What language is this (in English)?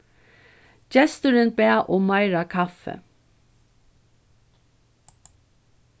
Faroese